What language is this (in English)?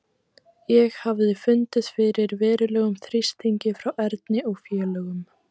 Icelandic